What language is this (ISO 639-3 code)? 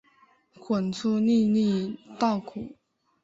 zho